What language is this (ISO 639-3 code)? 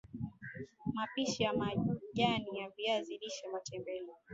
swa